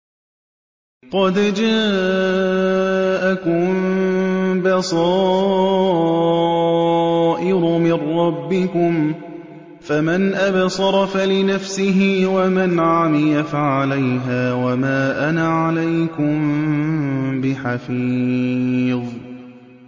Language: Arabic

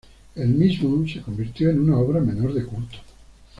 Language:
Spanish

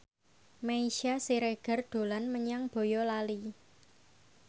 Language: Javanese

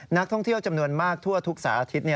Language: Thai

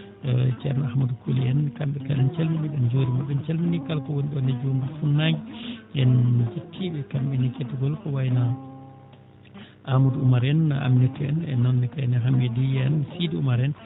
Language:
Fula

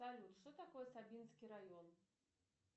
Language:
Russian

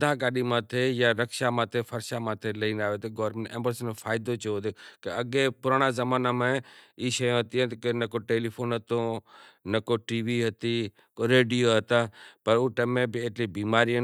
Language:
Kachi Koli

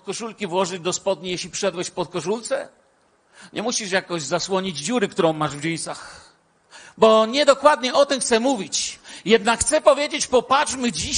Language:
Polish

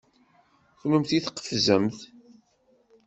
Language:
Kabyle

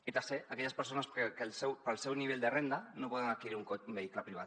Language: Catalan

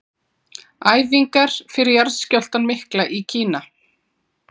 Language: Icelandic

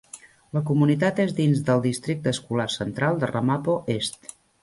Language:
Catalan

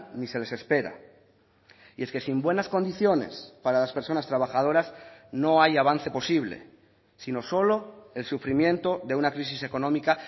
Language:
Spanish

